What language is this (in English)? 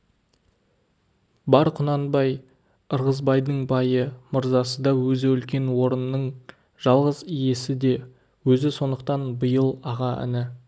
Kazakh